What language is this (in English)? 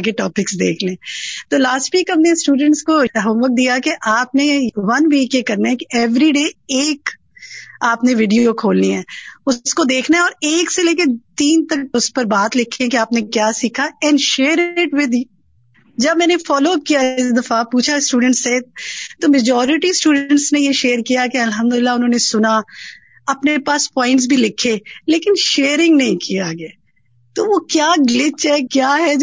Urdu